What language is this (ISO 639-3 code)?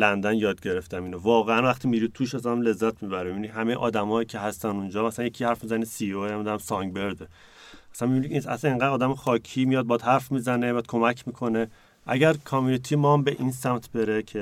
fas